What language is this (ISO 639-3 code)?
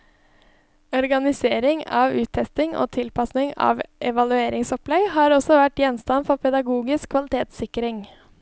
nor